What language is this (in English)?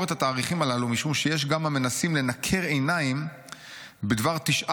Hebrew